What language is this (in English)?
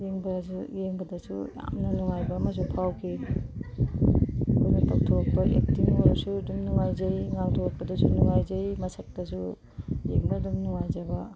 Manipuri